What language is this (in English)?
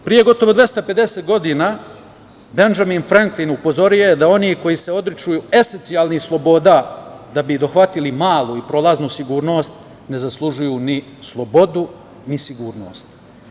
Serbian